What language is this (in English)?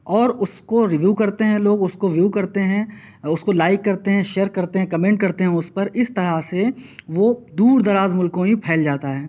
Urdu